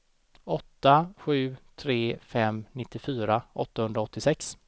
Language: Swedish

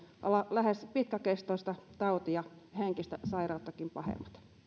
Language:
Finnish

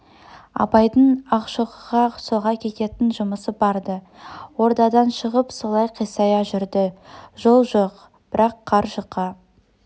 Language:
Kazakh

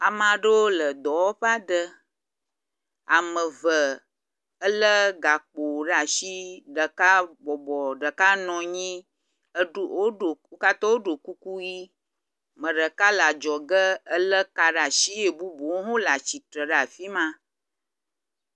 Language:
Ewe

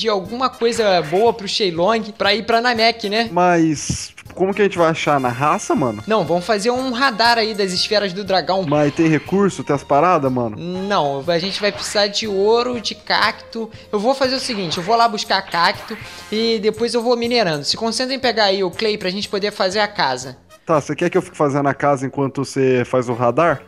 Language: Portuguese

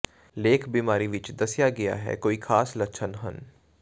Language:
Punjabi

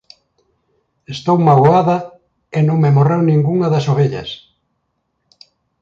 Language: Galician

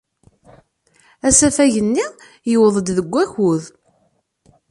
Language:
Kabyle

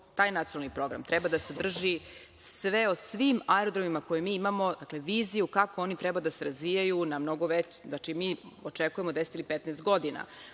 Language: Serbian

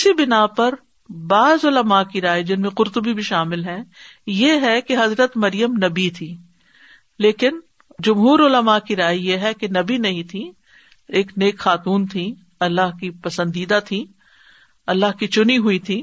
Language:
Urdu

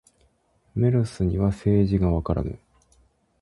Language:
Japanese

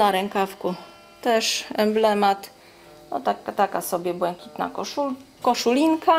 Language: Polish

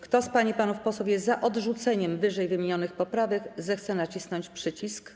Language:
Polish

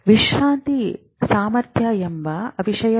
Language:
Kannada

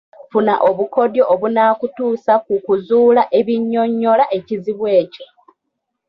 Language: Ganda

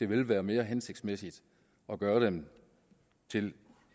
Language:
Danish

